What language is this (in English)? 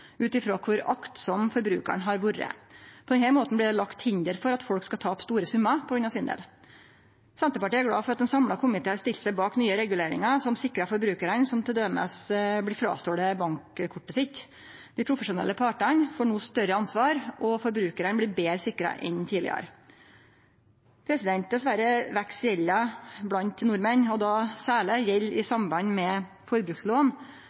Norwegian Nynorsk